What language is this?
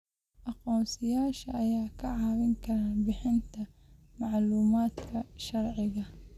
Somali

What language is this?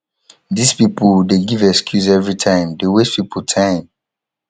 Nigerian Pidgin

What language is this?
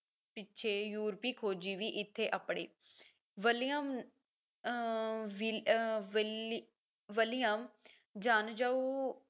Punjabi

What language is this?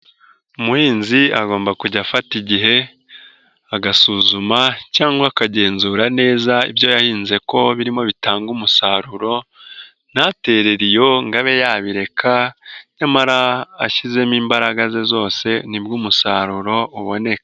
Kinyarwanda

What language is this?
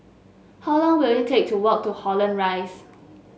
English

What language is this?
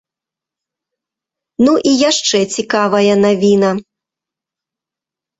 Belarusian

